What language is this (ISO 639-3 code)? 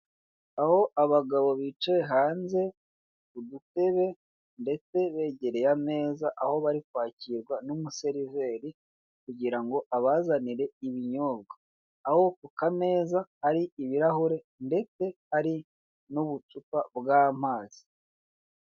kin